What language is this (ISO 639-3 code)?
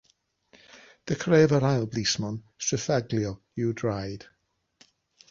cym